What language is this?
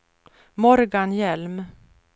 Swedish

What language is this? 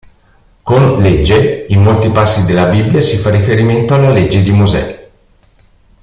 Italian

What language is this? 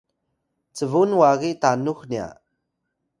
Atayal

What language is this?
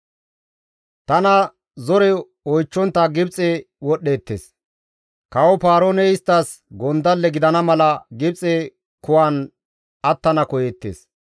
Gamo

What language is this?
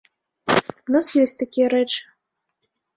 Belarusian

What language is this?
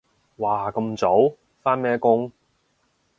Cantonese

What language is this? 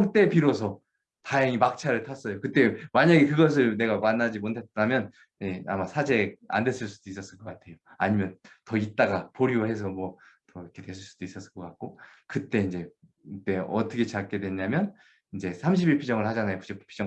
Korean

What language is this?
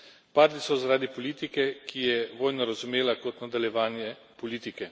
Slovenian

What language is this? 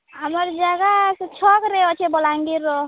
Odia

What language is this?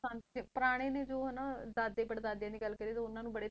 Punjabi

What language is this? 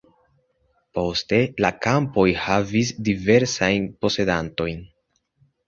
Esperanto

